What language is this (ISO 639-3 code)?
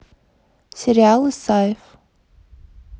rus